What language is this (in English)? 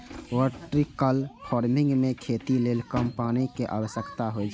Maithili